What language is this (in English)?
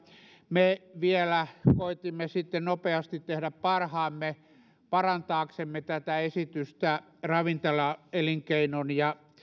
Finnish